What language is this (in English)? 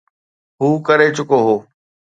Sindhi